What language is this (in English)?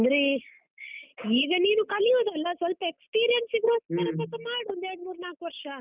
Kannada